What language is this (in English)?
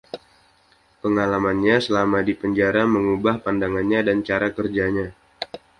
Indonesian